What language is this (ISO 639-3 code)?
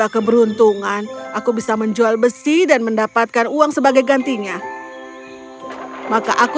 ind